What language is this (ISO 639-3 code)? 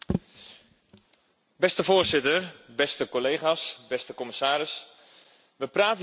nld